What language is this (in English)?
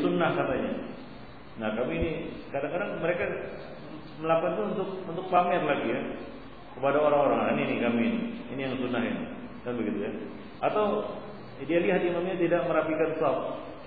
Malay